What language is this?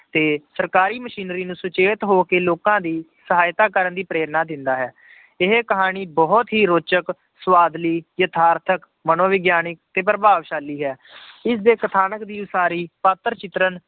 Punjabi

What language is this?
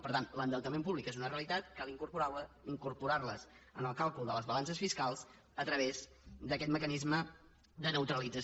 Catalan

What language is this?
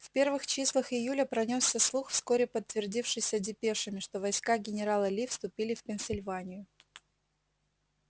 Russian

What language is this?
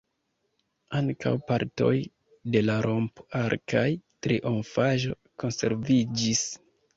Esperanto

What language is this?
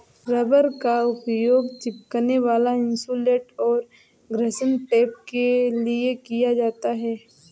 Hindi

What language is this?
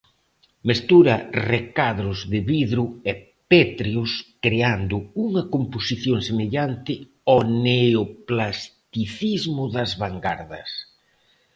Galician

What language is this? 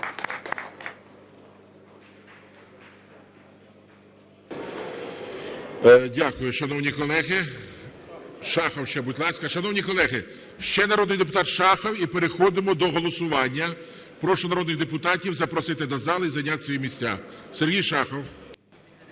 Ukrainian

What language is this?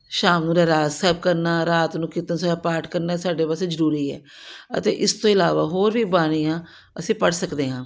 Punjabi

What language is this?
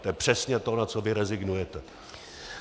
Czech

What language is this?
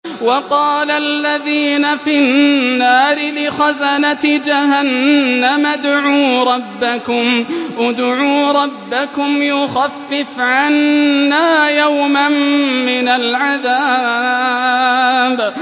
Arabic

